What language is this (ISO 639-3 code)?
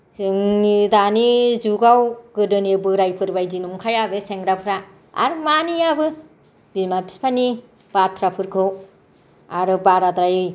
brx